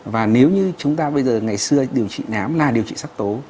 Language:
Vietnamese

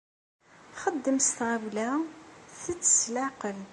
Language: Kabyle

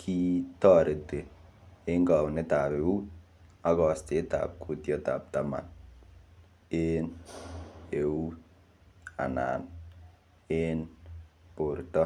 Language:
Kalenjin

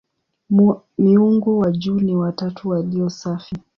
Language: Swahili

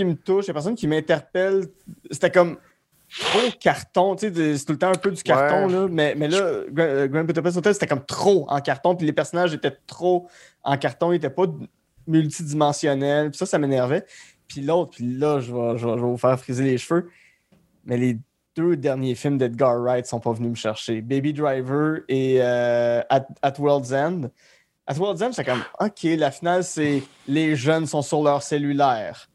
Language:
French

